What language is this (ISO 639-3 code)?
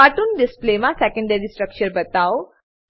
guj